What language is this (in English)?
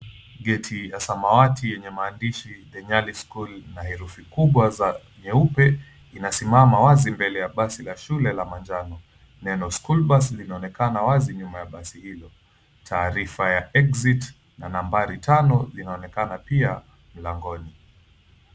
Swahili